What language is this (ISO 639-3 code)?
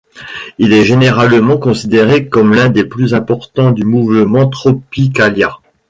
fra